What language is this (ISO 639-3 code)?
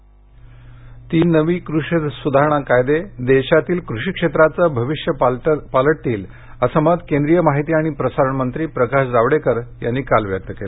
mar